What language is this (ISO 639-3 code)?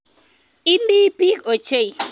kln